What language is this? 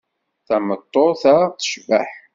Kabyle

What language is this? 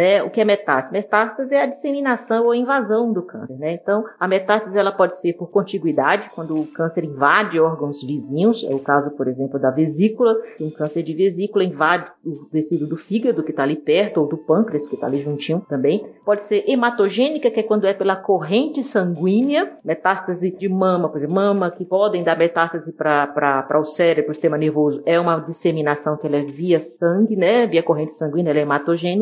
Portuguese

